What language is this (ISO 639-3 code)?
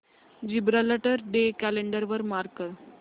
mar